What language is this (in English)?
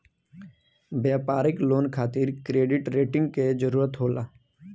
Bhojpuri